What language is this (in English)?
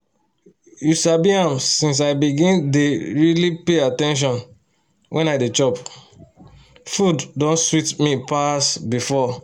Nigerian Pidgin